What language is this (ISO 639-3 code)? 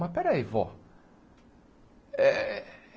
por